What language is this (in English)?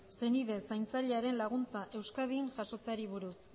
Basque